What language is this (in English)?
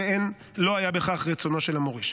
Hebrew